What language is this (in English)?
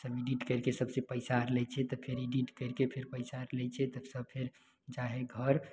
Maithili